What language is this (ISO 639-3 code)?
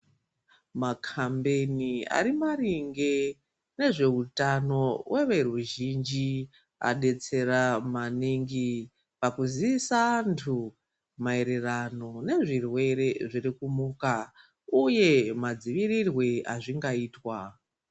ndc